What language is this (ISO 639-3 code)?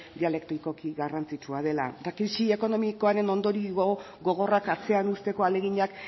eus